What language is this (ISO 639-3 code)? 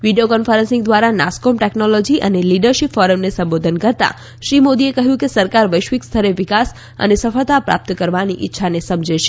guj